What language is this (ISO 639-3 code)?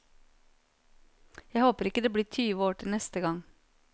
nor